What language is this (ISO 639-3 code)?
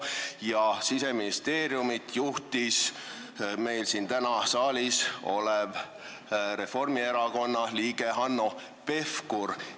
est